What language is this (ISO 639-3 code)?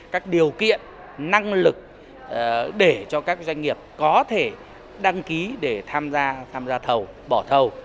vie